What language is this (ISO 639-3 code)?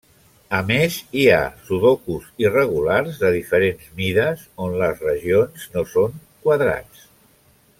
cat